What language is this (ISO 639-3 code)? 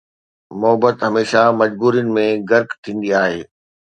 snd